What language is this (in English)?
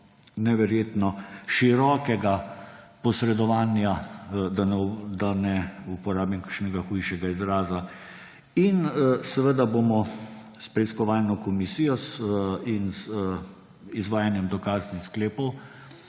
Slovenian